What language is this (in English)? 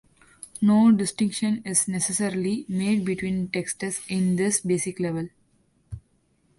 English